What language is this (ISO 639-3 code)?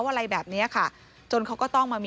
tha